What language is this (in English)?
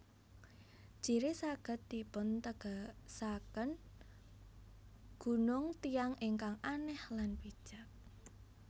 Javanese